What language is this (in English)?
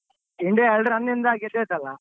Kannada